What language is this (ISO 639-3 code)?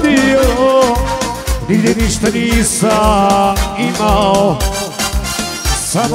ara